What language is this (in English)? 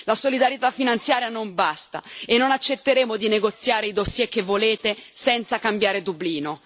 Italian